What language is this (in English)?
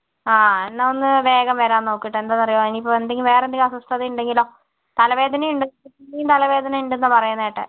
Malayalam